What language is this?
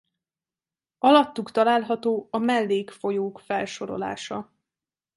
Hungarian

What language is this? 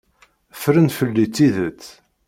Kabyle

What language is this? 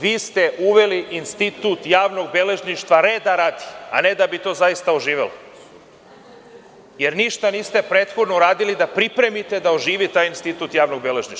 Serbian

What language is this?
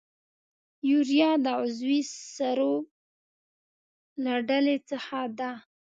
Pashto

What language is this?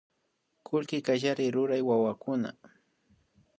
Imbabura Highland Quichua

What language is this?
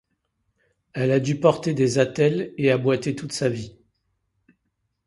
French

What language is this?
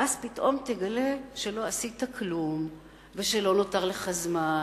Hebrew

